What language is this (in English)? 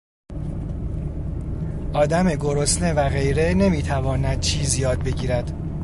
Persian